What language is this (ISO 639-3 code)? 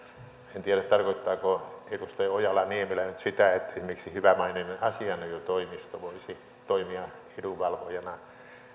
fin